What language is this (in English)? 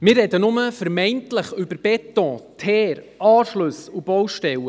Swiss German